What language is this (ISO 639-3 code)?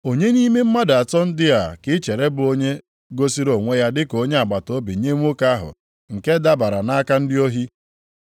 ibo